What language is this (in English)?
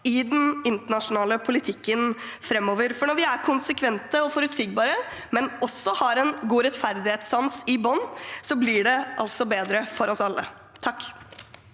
Norwegian